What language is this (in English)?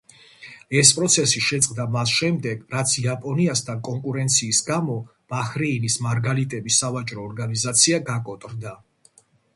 Georgian